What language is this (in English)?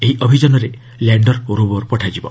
Odia